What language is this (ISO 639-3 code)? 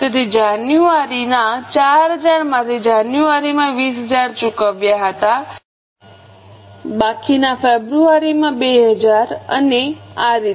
guj